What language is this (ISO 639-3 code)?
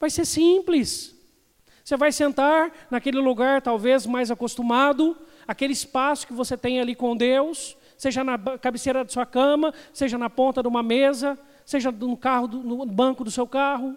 por